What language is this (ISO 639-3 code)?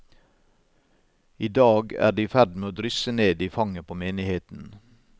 nor